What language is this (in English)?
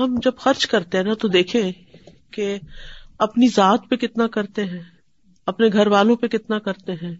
Urdu